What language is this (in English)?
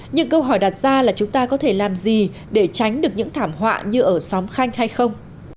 Vietnamese